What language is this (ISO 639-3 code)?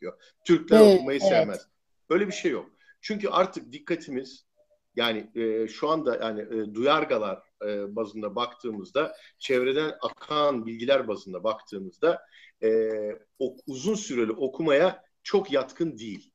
tur